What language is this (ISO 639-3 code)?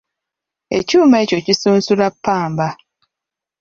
lug